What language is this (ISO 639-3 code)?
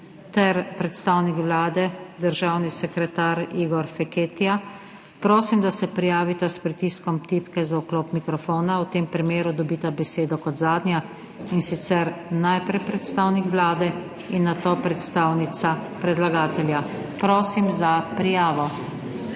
slv